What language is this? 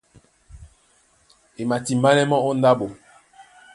Duala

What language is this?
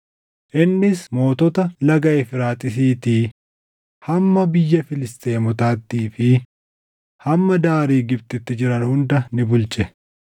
Oromo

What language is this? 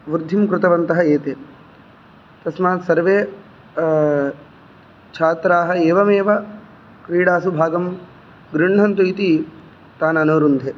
Sanskrit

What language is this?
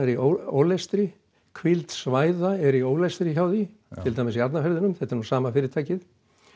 Icelandic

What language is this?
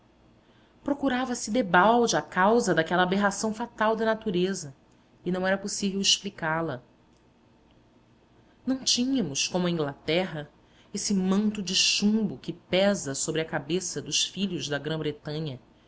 Portuguese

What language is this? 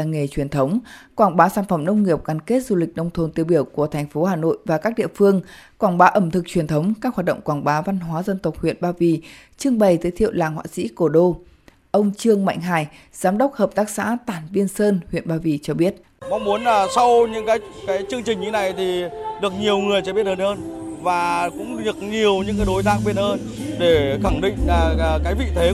Vietnamese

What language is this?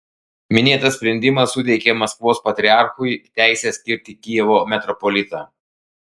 Lithuanian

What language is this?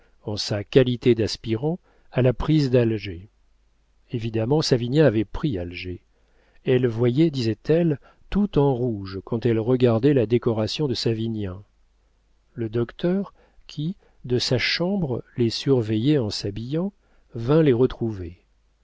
French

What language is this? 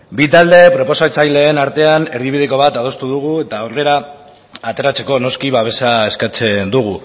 Basque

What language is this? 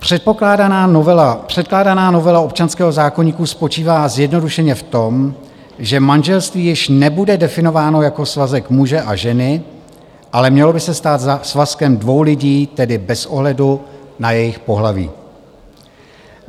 Czech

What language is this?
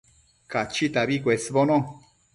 Matsés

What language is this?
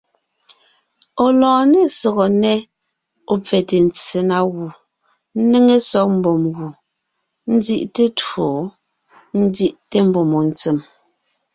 Ngiemboon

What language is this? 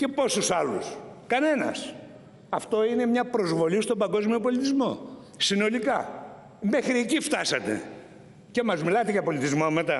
Greek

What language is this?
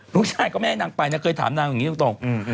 Thai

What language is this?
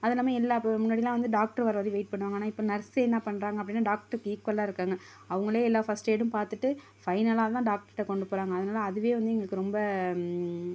Tamil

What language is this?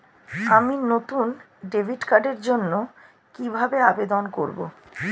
Bangla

